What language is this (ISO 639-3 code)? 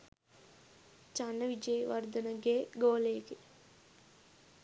sin